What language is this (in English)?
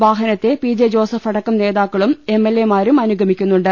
Malayalam